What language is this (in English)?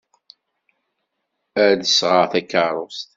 Kabyle